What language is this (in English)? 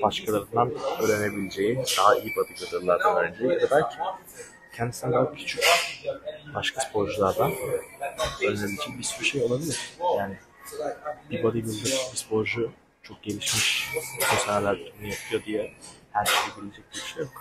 Turkish